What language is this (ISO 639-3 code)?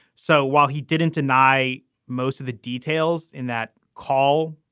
eng